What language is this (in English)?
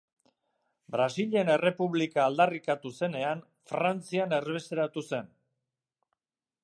Basque